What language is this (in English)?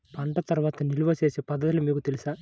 Telugu